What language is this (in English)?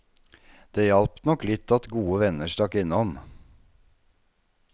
Norwegian